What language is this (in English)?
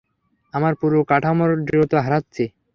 Bangla